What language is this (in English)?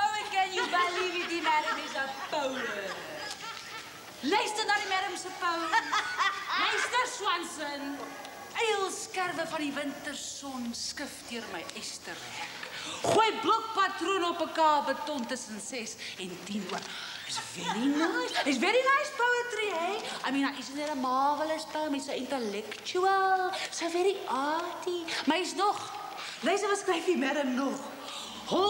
Dutch